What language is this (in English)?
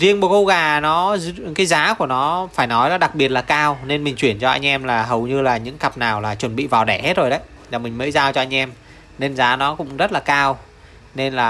Vietnamese